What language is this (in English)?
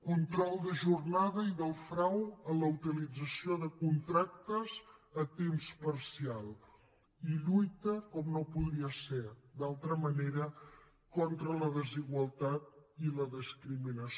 Catalan